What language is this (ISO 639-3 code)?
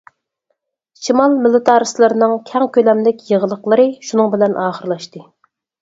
uig